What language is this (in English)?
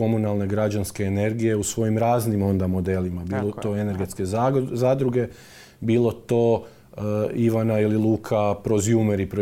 Croatian